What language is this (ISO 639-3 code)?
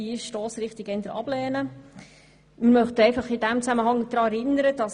gsw